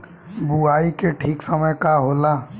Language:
Bhojpuri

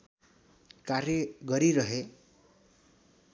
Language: Nepali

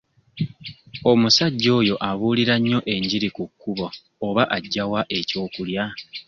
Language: Ganda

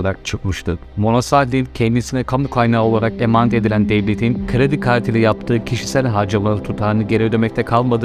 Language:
Turkish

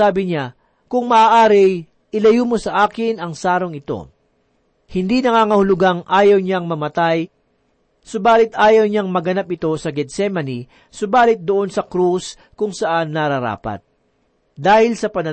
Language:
Filipino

